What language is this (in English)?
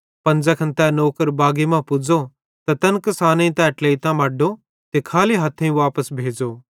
Bhadrawahi